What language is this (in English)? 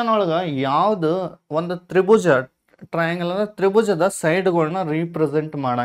Kannada